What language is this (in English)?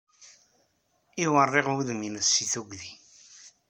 Kabyle